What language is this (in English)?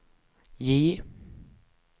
Swedish